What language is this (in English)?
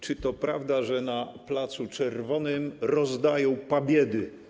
Polish